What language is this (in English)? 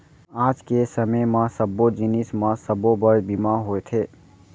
Chhattisgarhi